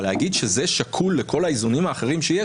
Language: Hebrew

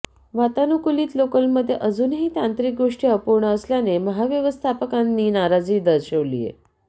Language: Marathi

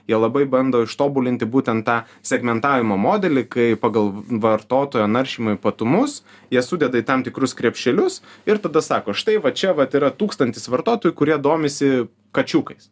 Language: Lithuanian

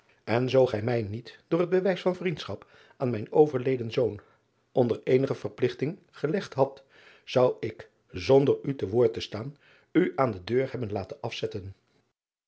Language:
Dutch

